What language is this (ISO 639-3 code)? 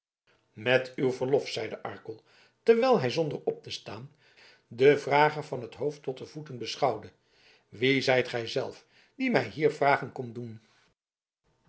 nld